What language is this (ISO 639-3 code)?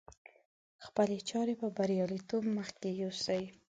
pus